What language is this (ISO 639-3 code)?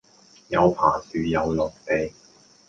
yue